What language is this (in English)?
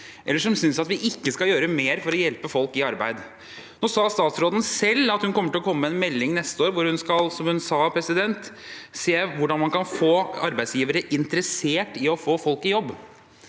Norwegian